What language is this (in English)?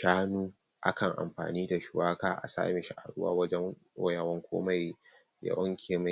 Hausa